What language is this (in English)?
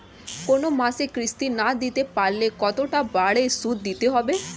Bangla